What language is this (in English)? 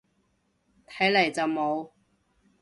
Cantonese